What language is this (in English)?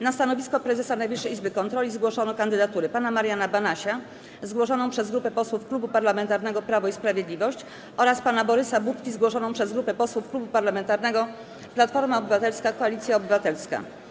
Polish